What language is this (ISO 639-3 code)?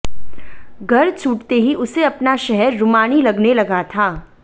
hin